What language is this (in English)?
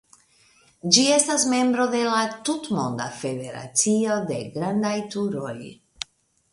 Esperanto